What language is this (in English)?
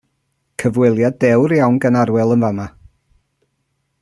Welsh